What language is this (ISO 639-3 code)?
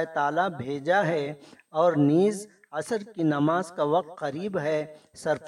urd